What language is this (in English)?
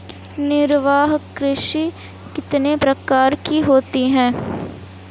Hindi